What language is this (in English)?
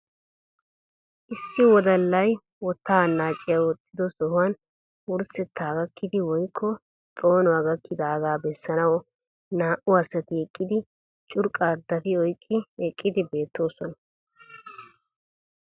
Wolaytta